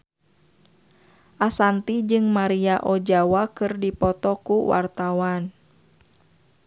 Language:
Sundanese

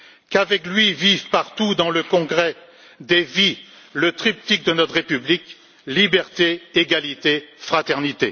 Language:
French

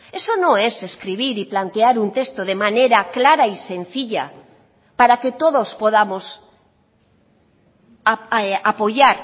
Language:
Spanish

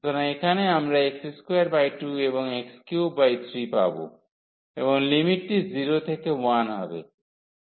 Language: Bangla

